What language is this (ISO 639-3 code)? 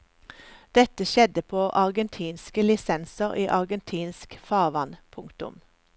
nor